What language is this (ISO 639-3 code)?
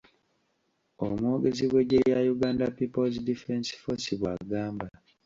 lug